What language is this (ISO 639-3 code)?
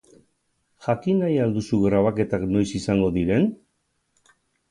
eus